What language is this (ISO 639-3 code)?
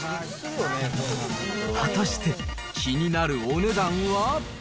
jpn